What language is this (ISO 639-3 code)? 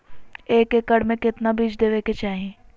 mag